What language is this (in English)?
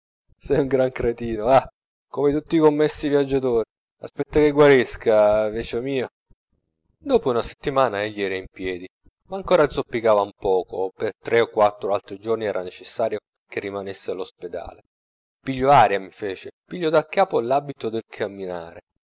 Italian